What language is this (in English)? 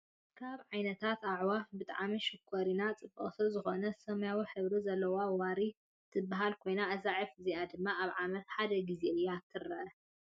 Tigrinya